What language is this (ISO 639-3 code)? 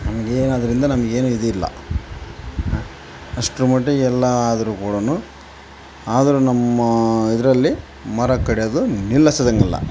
kan